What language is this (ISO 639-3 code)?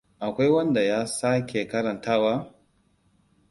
hau